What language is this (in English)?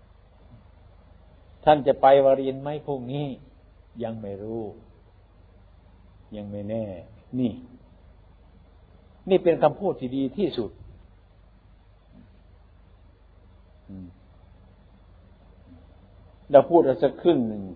Thai